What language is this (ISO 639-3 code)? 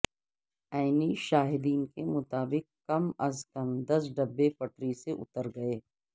urd